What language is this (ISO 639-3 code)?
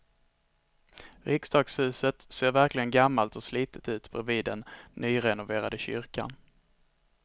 swe